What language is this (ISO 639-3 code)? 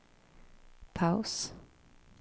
swe